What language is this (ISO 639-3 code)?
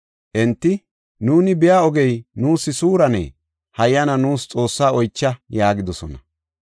gof